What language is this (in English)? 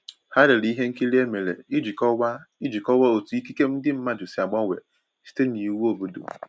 Igbo